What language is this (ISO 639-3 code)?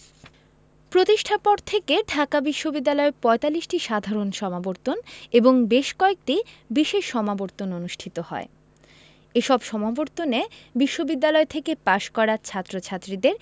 ben